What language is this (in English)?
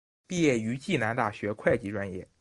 Chinese